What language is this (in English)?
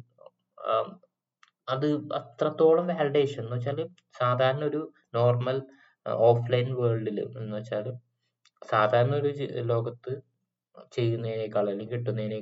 Malayalam